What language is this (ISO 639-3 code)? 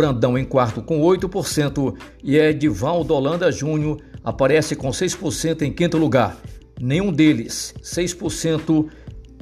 por